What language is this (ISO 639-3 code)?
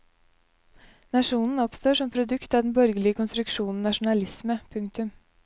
nor